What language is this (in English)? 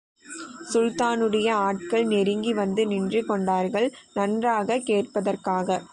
Tamil